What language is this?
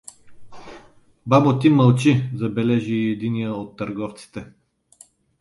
Bulgarian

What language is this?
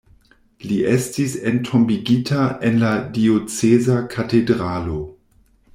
Esperanto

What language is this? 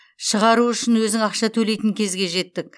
Kazakh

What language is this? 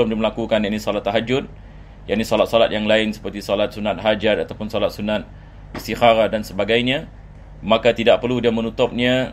Malay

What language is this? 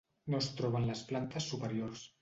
Catalan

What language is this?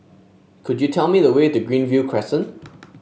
English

